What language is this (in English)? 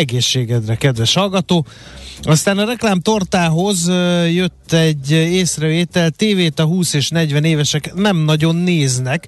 Hungarian